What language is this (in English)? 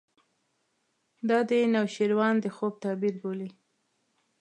Pashto